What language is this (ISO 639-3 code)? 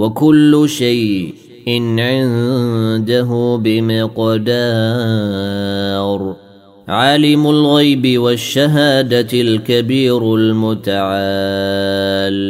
ara